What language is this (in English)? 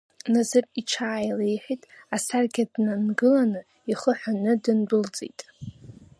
Abkhazian